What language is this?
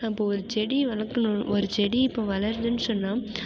Tamil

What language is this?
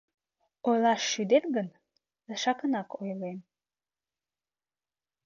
Mari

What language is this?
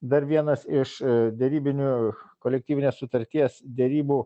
Lithuanian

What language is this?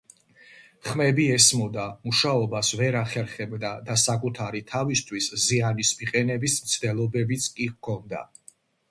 Georgian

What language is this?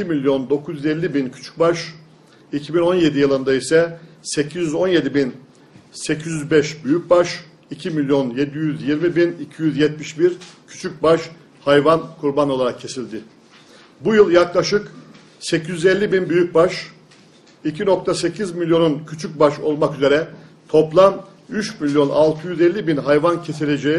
Turkish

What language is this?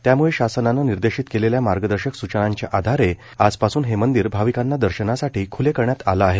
Marathi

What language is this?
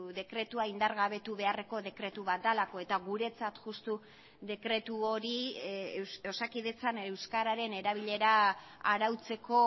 Basque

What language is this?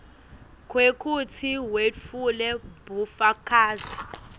Swati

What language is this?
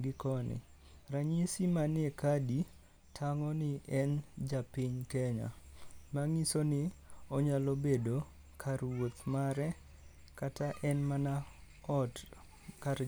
Luo (Kenya and Tanzania)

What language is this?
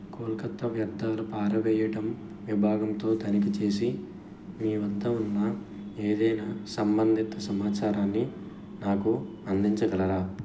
Telugu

